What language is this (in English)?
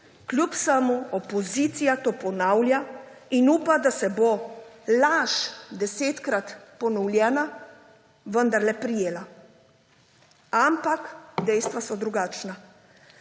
Slovenian